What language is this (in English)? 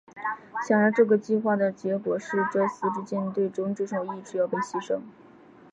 Chinese